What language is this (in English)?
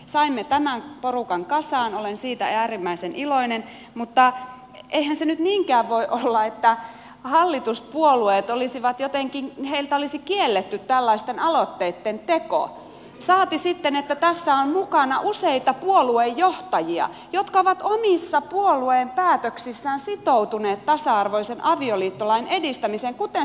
Finnish